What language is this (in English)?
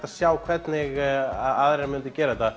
Icelandic